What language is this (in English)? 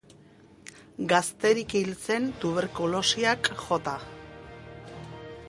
Basque